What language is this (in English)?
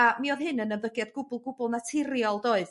Welsh